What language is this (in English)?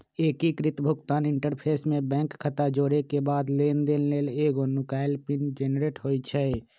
Magahi